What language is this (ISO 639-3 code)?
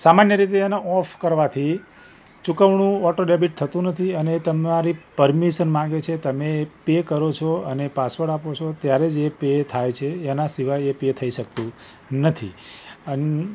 guj